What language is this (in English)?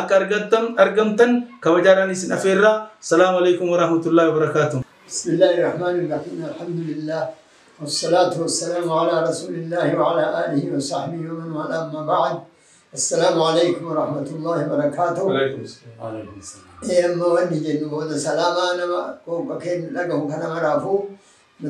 Arabic